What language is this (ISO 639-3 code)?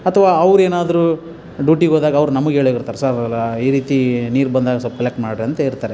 kan